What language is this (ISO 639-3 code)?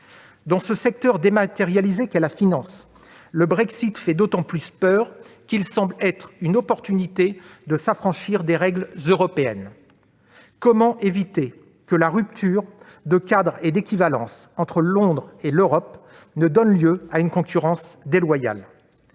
fra